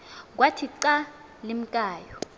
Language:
Xhosa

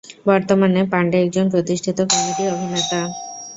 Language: Bangla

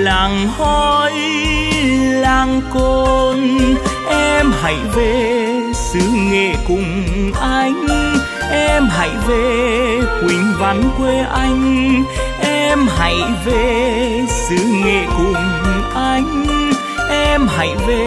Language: Vietnamese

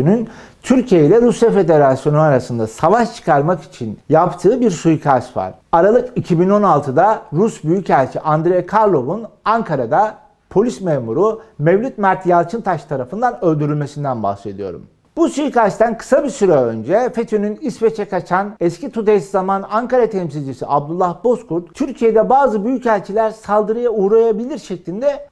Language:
Turkish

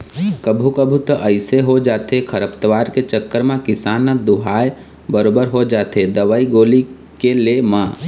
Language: Chhattisgarhi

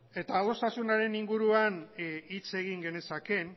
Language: Basque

